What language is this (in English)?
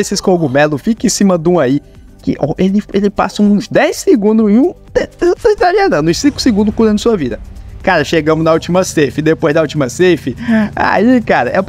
Portuguese